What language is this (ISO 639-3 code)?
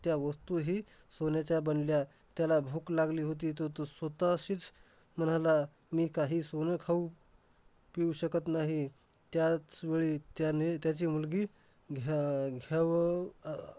mar